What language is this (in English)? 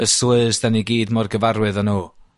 Welsh